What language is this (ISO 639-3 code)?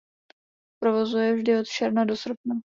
ces